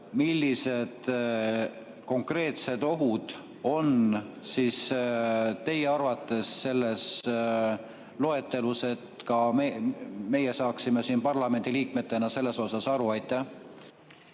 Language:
Estonian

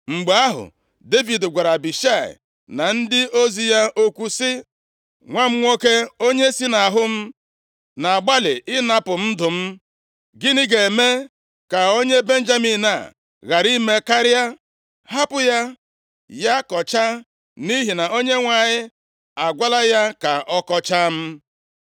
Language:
Igbo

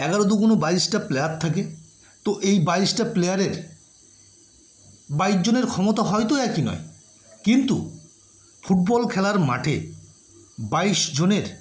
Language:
Bangla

